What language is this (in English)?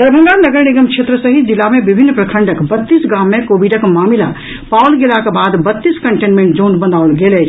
Maithili